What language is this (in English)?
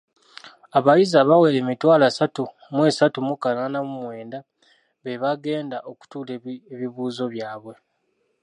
Ganda